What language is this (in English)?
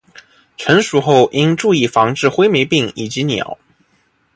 Chinese